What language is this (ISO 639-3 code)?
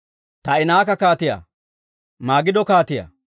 dwr